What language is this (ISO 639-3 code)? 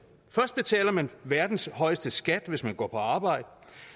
dan